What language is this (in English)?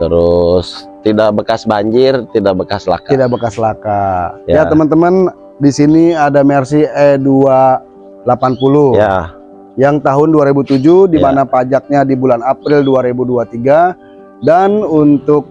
Indonesian